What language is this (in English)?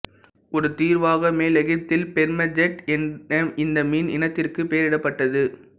Tamil